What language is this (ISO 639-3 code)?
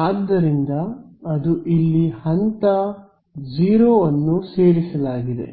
kan